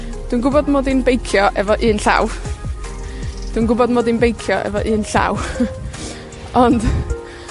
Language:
Welsh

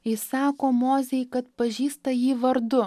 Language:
Lithuanian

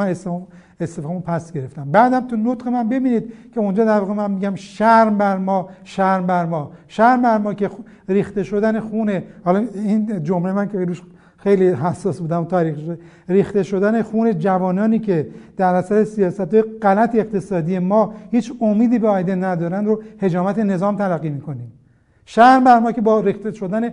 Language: Persian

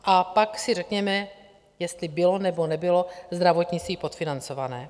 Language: Czech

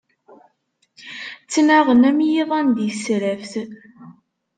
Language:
Kabyle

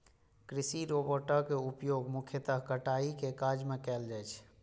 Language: Maithili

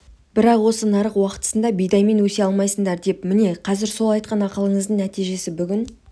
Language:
Kazakh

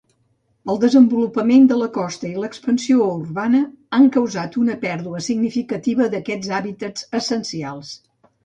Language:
Catalan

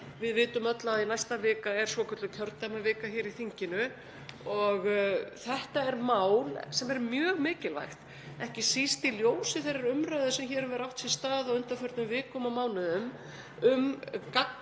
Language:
Icelandic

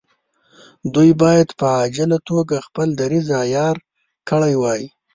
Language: Pashto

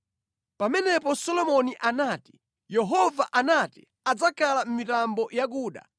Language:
Nyanja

